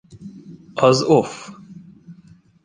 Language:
Hungarian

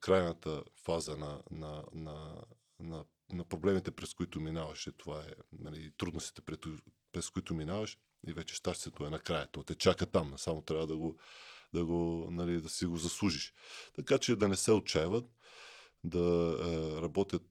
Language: Bulgarian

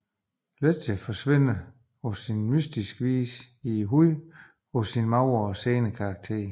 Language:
Danish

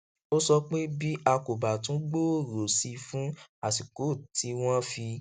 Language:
Yoruba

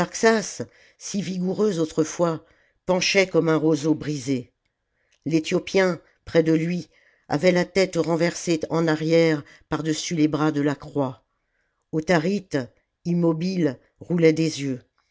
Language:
French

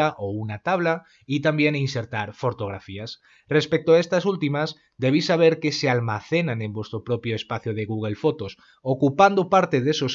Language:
Spanish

